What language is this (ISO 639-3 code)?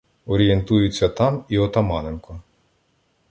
ukr